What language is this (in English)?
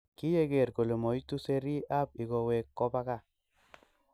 Kalenjin